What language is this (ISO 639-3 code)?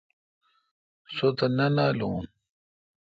xka